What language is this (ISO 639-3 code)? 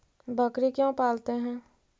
mag